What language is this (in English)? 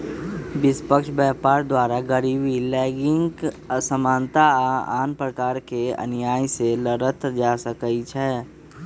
Magahi